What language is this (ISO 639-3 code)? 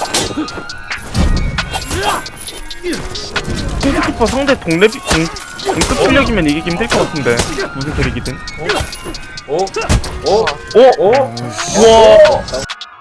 kor